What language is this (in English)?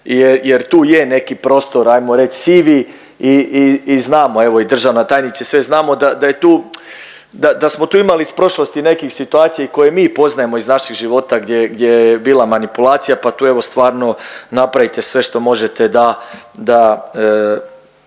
Croatian